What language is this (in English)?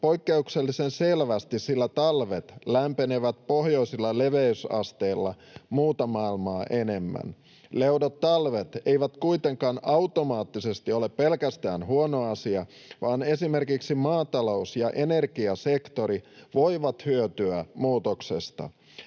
Finnish